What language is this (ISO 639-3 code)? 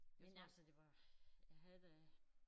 dan